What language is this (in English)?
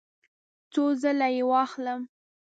Pashto